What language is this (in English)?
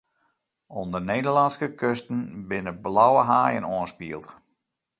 Western Frisian